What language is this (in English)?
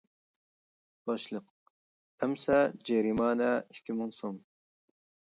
Uyghur